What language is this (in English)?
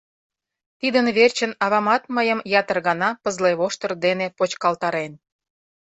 Mari